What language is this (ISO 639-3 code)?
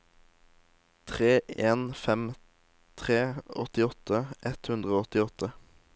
nor